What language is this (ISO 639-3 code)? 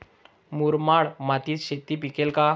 mar